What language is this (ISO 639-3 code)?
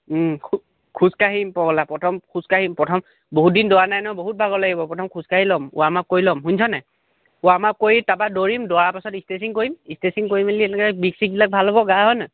asm